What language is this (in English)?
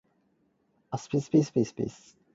Cantonese